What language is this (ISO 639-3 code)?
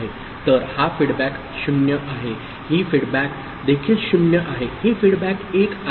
mar